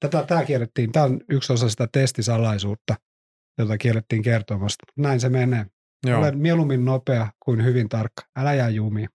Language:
Finnish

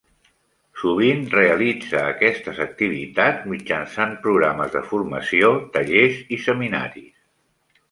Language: Catalan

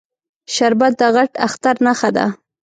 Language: Pashto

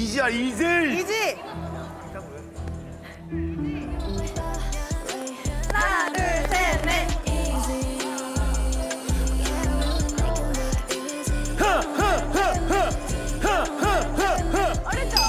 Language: Korean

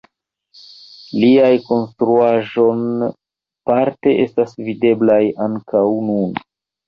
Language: Esperanto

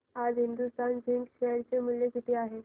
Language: Marathi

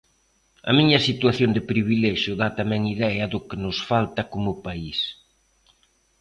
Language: Galician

